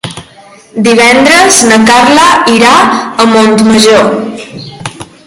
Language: Catalan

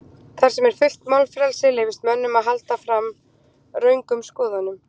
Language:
Icelandic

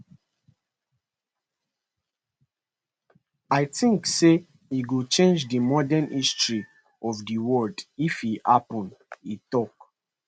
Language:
Nigerian Pidgin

